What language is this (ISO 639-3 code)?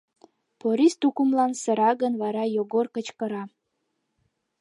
chm